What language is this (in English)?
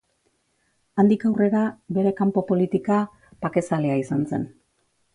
Basque